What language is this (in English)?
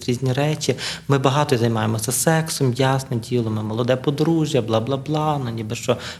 Ukrainian